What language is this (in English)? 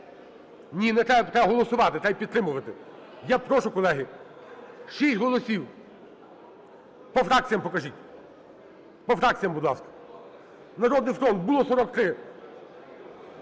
Ukrainian